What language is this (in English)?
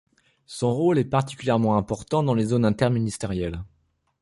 French